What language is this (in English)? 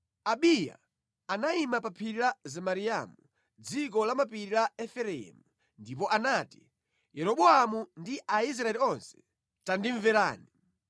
Nyanja